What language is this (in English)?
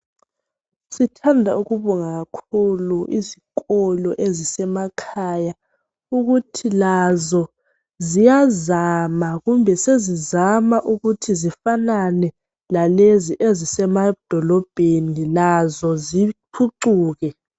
North Ndebele